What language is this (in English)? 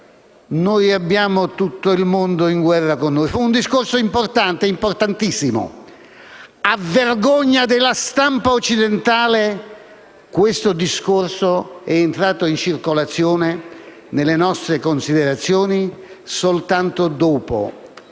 Italian